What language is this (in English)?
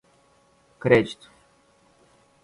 Portuguese